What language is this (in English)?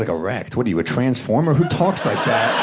English